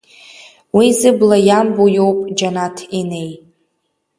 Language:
Abkhazian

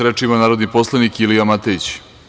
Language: Serbian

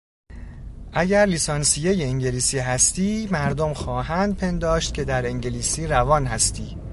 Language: Persian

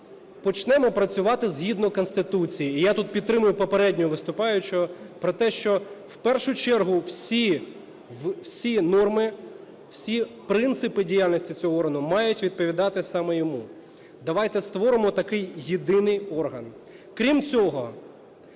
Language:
Ukrainian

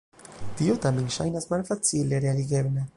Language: Esperanto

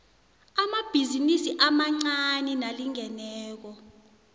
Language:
South Ndebele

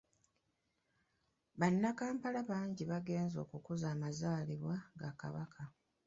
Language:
Ganda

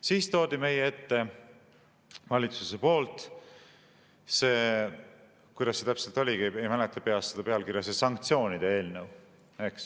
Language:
Estonian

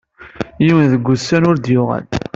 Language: Kabyle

